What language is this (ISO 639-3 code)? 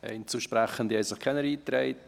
gsw